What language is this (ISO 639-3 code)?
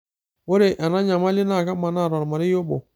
mas